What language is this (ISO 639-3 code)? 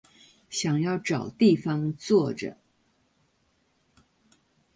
zho